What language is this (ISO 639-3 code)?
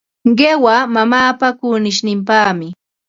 qva